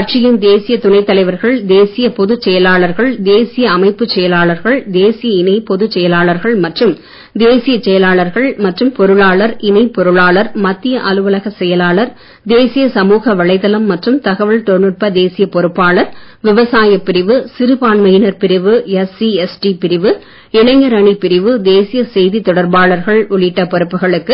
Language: Tamil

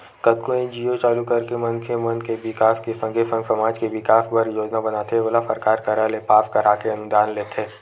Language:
Chhattisgarhi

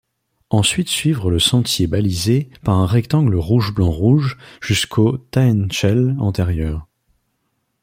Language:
French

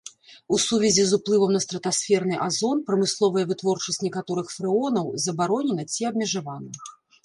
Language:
Belarusian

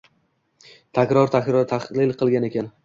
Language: Uzbek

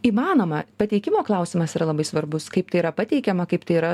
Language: Lithuanian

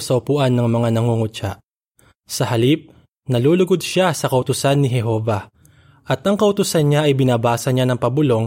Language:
Filipino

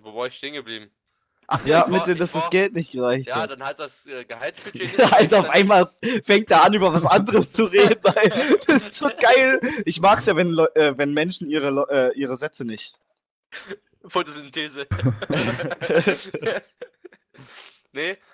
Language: German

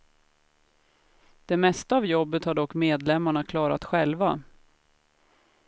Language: Swedish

